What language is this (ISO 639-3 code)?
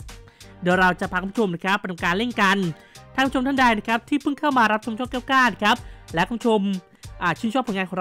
tha